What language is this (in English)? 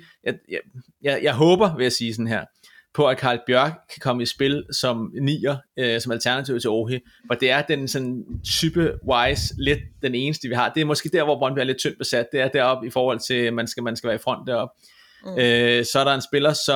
Danish